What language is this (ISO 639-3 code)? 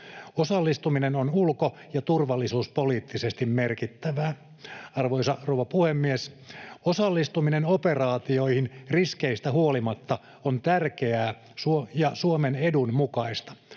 fin